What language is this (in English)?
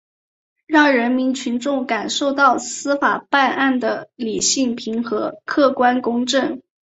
Chinese